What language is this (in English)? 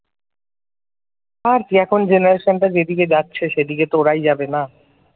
Bangla